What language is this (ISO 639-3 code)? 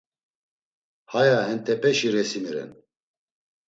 lzz